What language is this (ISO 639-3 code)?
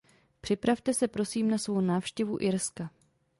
ces